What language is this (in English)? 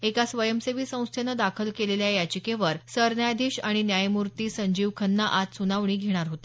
Marathi